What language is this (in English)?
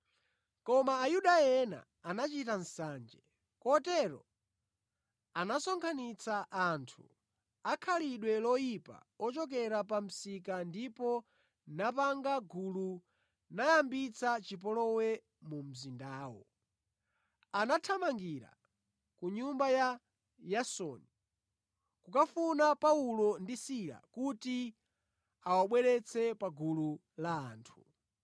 Nyanja